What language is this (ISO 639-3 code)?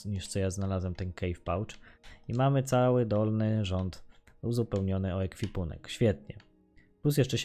pol